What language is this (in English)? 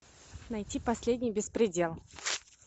Russian